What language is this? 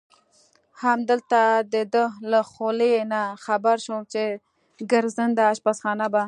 Pashto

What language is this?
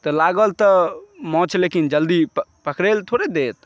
Maithili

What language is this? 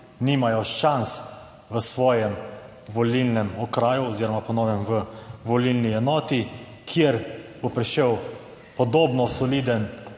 Slovenian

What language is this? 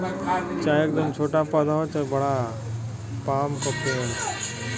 Bhojpuri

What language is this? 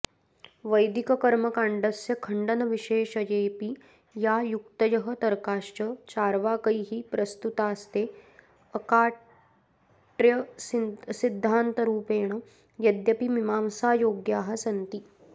Sanskrit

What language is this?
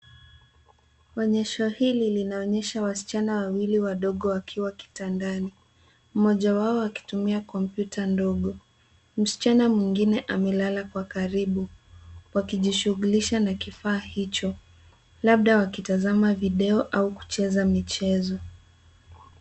Swahili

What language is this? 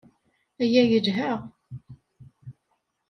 Kabyle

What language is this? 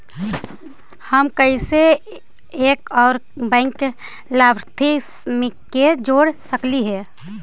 Magahi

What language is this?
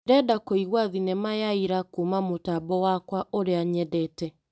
Kikuyu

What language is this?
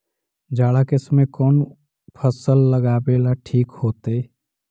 Magahi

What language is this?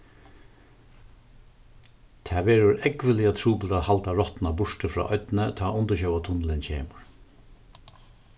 Faroese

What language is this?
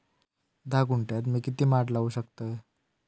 Marathi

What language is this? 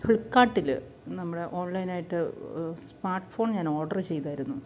Malayalam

